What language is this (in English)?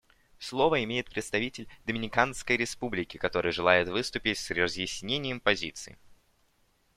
Russian